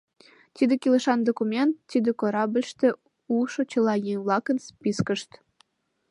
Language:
Mari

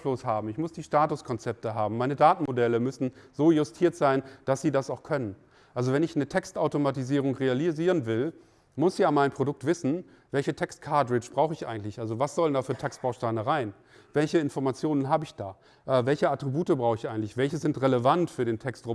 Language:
German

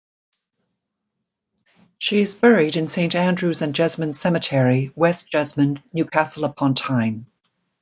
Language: English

